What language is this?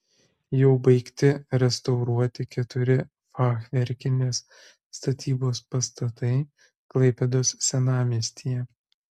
Lithuanian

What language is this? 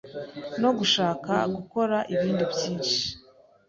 Kinyarwanda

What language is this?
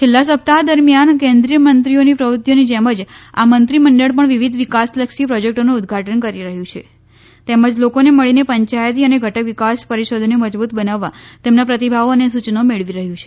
Gujarati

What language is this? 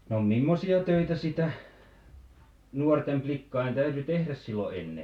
Finnish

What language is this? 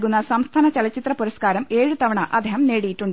Malayalam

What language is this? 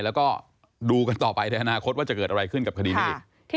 Thai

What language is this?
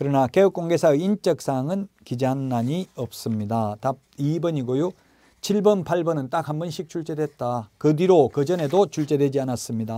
Korean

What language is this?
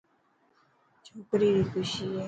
Dhatki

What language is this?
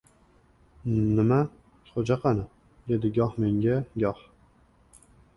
Uzbek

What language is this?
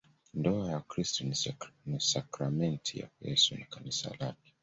Swahili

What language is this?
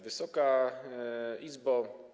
Polish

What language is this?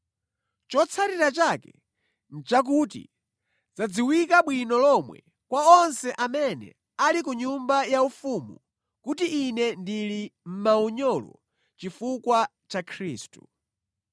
Nyanja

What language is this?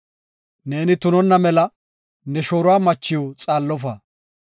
Gofa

